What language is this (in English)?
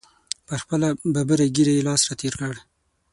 Pashto